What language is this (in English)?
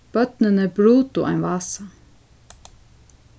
Faroese